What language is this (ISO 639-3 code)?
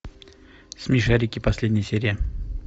rus